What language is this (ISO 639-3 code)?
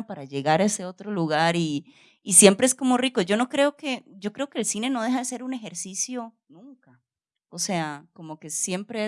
spa